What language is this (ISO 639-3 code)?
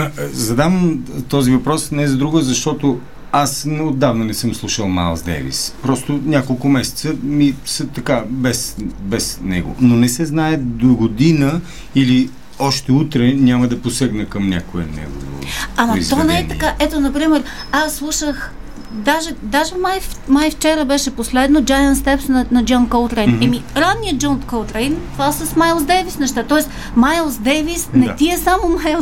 bul